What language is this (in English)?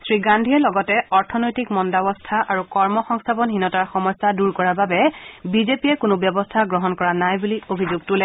Assamese